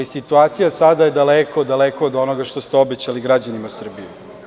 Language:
Serbian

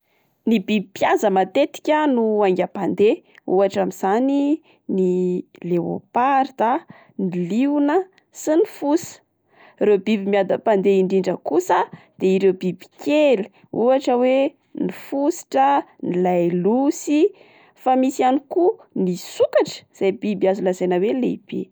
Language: Malagasy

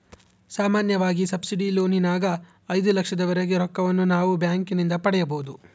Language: Kannada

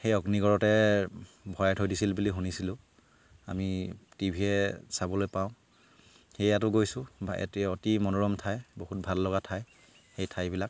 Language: Assamese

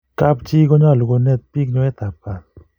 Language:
Kalenjin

